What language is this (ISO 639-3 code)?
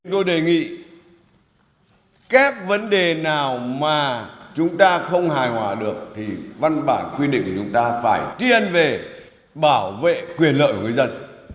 vie